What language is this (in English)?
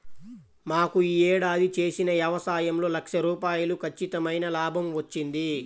Telugu